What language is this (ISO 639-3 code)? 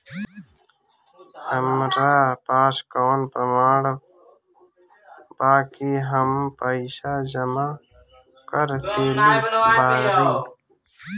bho